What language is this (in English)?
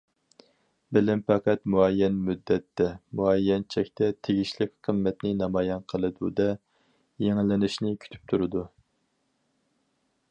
Uyghur